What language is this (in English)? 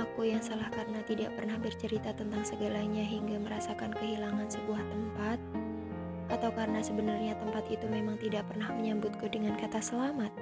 Indonesian